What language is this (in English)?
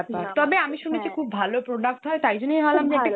Bangla